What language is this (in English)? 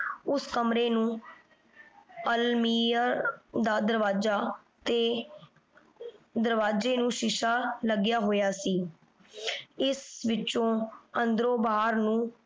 Punjabi